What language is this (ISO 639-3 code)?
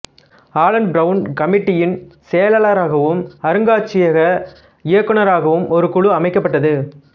tam